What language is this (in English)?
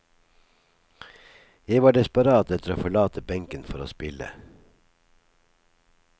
Norwegian